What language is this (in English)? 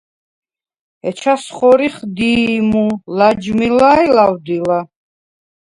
Svan